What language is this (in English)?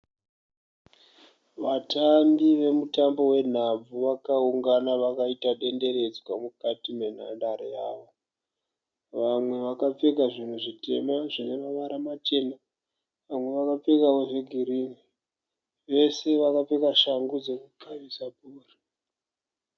Shona